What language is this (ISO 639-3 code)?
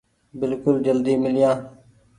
gig